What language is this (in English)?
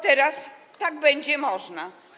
Polish